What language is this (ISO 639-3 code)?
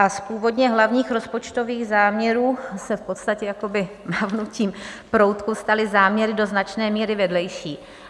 ces